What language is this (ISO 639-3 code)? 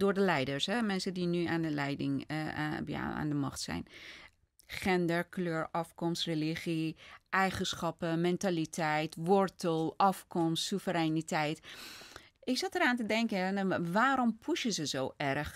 nld